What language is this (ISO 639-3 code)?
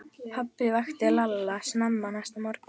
isl